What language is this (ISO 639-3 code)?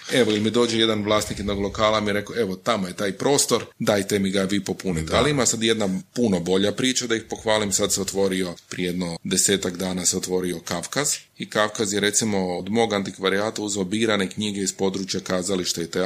hrv